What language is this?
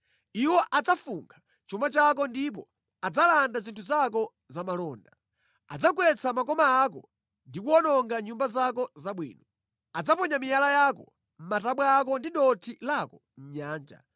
Nyanja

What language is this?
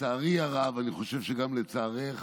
Hebrew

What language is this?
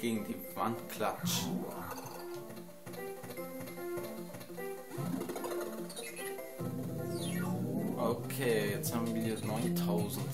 German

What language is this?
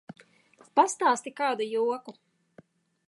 Latvian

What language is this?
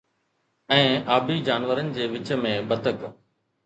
Sindhi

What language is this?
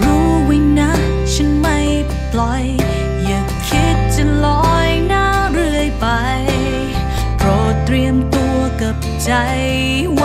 Thai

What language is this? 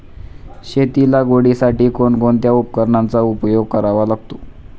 Marathi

